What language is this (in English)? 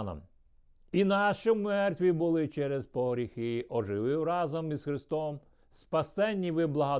Ukrainian